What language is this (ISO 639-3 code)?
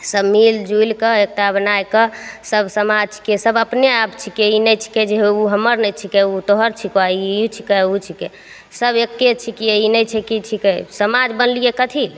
mai